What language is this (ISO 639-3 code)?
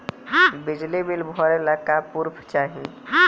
bho